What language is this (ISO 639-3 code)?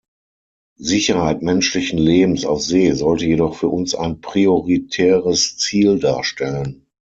deu